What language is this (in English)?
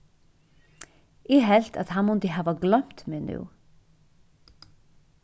Faroese